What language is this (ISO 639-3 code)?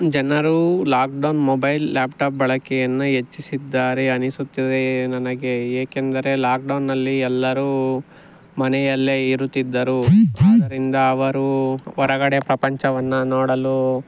kan